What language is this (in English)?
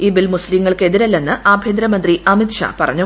Malayalam